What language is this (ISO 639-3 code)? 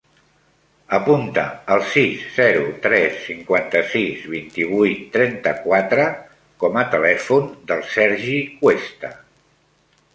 cat